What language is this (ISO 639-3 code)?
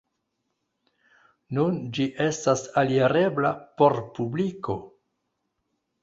epo